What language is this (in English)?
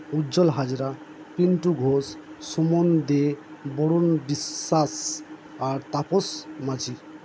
Bangla